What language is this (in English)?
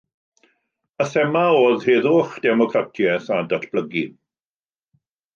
Welsh